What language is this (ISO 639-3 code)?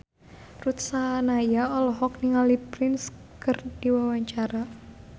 sun